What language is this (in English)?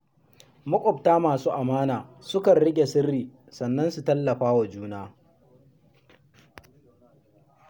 Hausa